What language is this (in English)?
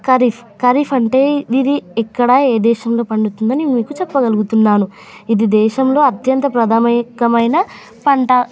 Telugu